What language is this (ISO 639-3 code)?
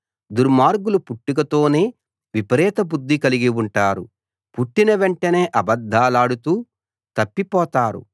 tel